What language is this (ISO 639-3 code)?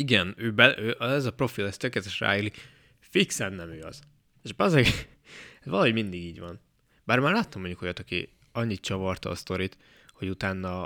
hun